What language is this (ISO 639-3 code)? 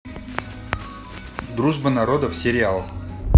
rus